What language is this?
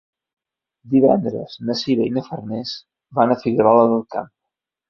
Catalan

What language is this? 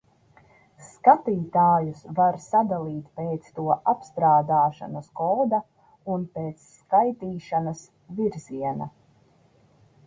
Latvian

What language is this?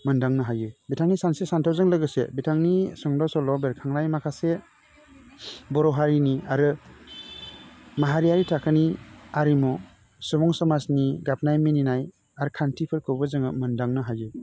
Bodo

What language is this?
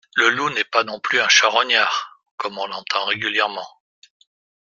French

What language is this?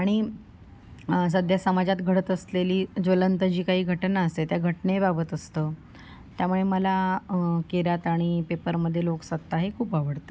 Marathi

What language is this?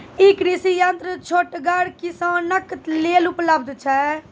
Maithili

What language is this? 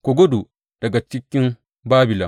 Hausa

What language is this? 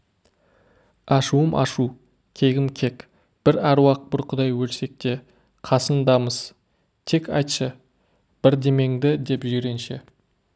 Kazakh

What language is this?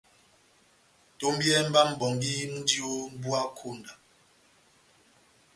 Batanga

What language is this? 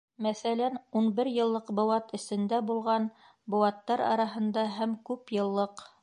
Bashkir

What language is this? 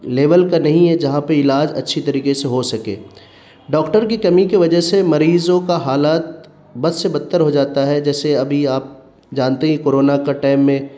Urdu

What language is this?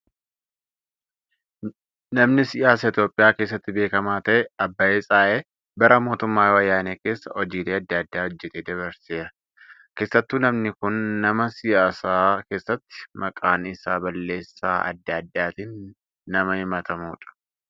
Oromo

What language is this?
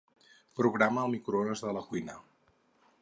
Catalan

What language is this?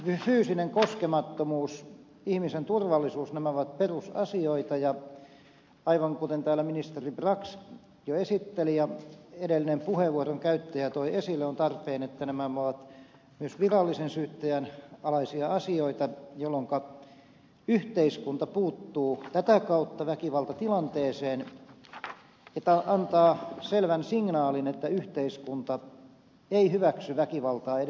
Finnish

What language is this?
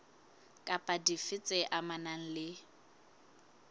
Southern Sotho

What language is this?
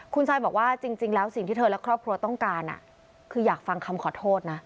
Thai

